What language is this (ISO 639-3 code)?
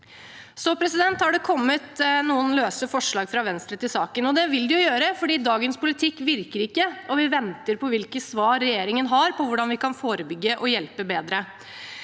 nor